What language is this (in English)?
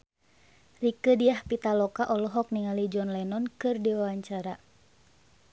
Sundanese